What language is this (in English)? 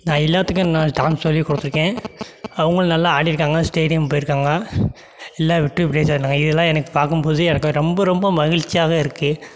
Tamil